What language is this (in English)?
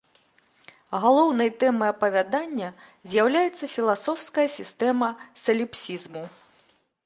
Belarusian